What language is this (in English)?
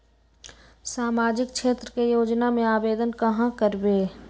Magahi